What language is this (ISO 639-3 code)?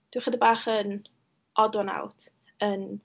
cym